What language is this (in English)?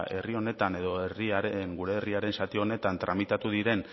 Basque